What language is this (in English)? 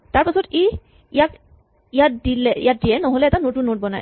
Assamese